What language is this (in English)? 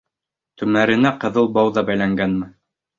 Bashkir